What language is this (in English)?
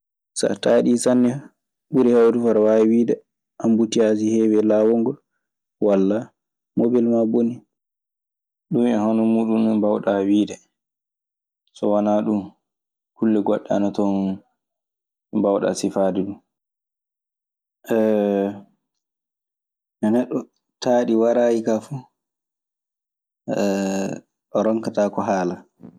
Maasina Fulfulde